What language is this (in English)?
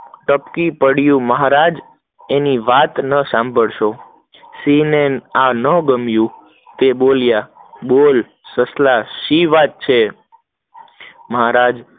Gujarati